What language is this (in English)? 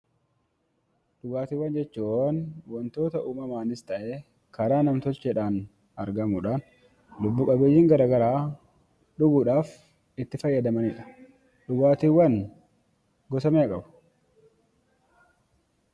Oromo